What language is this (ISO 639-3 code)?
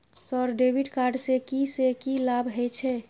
mai